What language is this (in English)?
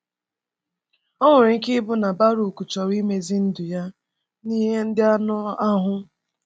Igbo